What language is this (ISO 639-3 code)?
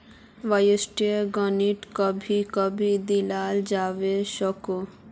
mag